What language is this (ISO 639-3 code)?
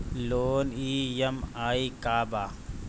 bho